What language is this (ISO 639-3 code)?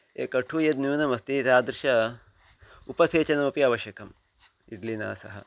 san